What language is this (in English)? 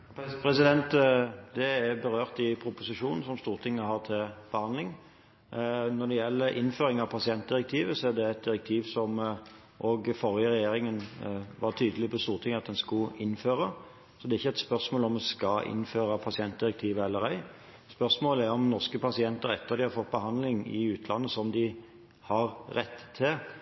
Norwegian